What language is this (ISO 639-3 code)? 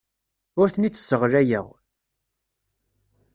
kab